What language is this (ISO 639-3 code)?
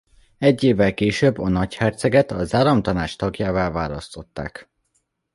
hun